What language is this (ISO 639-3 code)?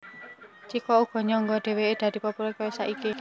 jav